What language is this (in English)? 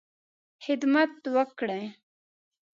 Pashto